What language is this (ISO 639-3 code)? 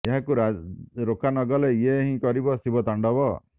ori